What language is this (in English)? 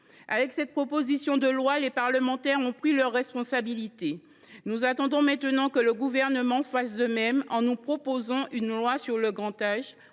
French